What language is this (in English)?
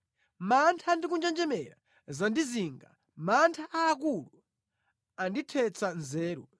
Nyanja